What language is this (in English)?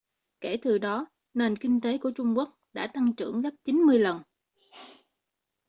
Vietnamese